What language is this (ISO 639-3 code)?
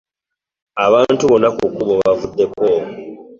lug